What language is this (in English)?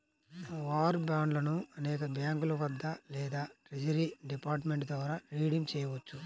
Telugu